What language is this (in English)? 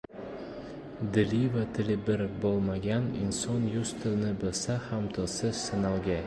Uzbek